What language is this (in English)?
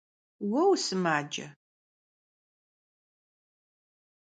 Kabardian